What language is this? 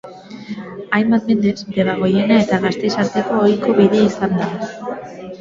Basque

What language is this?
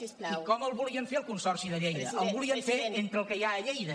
Catalan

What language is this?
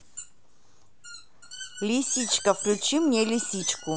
Russian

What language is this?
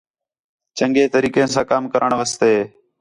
Khetrani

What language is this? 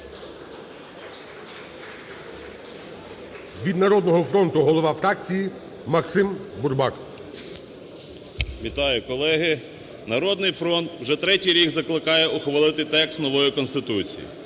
Ukrainian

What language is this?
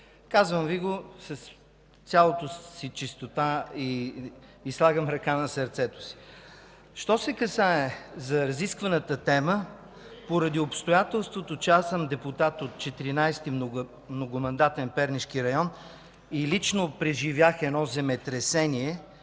Bulgarian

